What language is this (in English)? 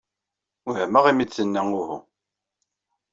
Kabyle